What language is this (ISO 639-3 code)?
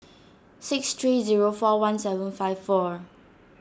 eng